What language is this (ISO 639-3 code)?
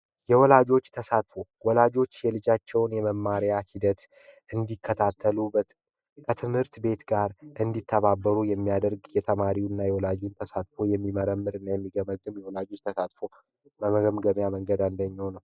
amh